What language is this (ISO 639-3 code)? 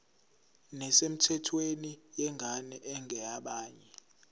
zul